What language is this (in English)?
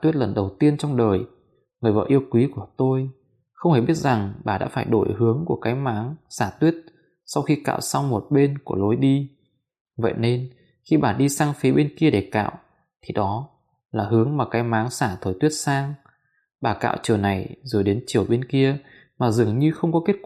Vietnamese